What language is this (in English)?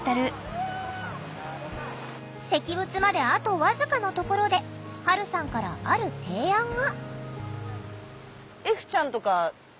Japanese